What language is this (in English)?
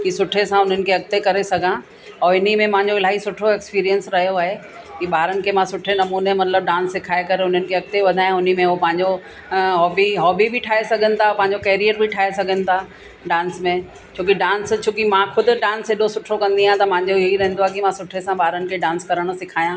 Sindhi